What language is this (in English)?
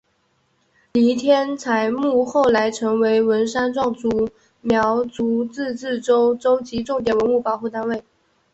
Chinese